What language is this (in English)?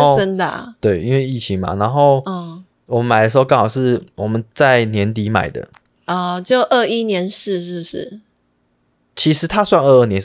Chinese